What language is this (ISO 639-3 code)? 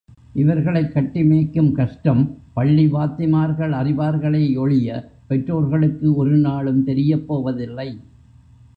tam